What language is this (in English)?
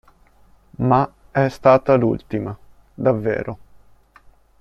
Italian